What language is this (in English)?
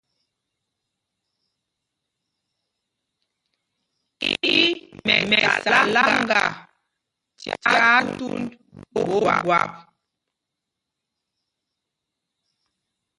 Mpumpong